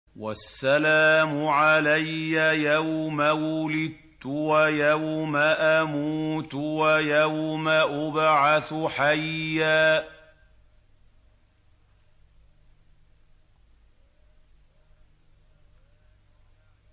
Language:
Arabic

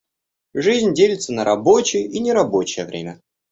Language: Russian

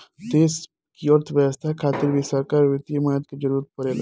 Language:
Bhojpuri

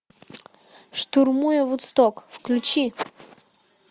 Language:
Russian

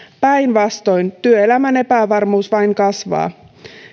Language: Finnish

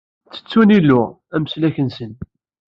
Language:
Kabyle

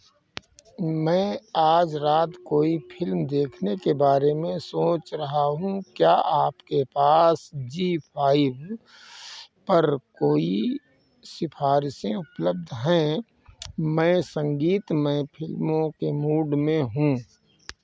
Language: Hindi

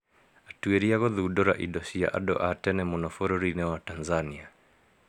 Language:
Kikuyu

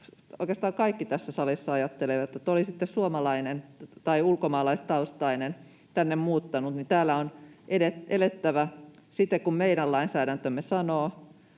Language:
Finnish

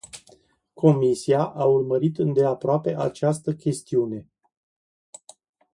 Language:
Romanian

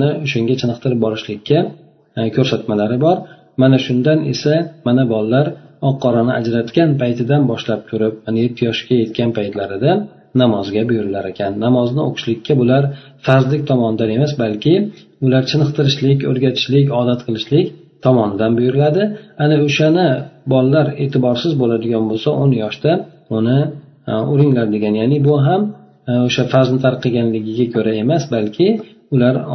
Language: Bulgarian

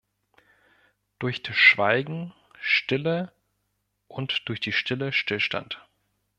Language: German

